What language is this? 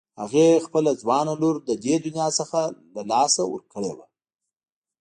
Pashto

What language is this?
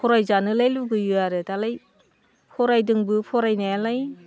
Bodo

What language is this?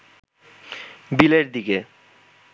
Bangla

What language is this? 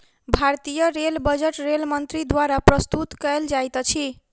Maithili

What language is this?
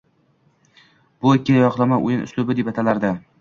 Uzbek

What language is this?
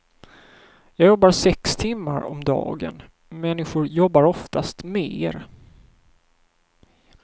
Swedish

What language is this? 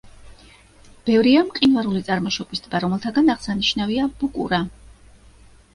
Georgian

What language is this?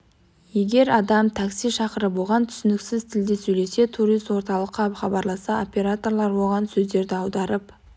Kazakh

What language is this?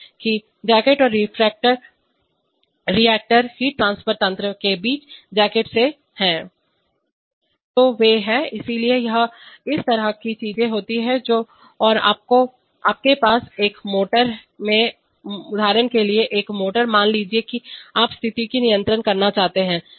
Hindi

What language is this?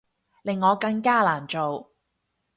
Cantonese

